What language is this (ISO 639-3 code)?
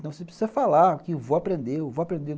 por